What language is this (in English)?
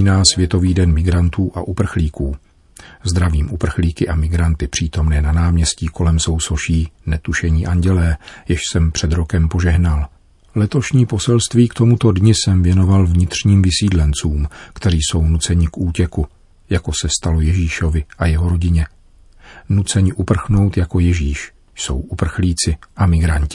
Czech